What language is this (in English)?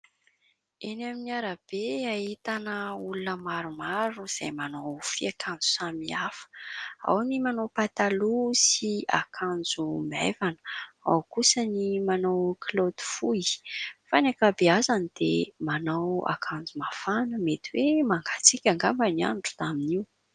Malagasy